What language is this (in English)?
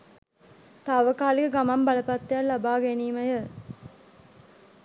Sinhala